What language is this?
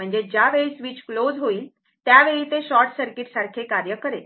Marathi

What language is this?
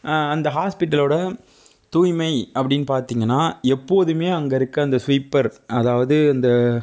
Tamil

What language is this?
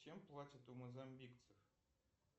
Russian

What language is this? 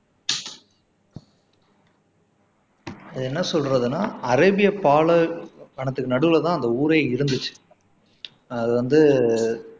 Tamil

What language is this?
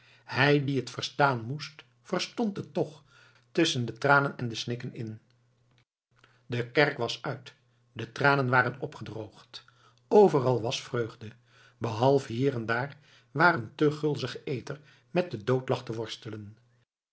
Dutch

